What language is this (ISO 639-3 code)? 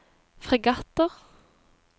nor